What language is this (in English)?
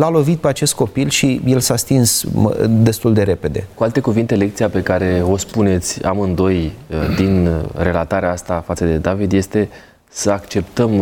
Romanian